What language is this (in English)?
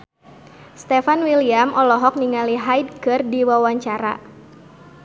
Sundanese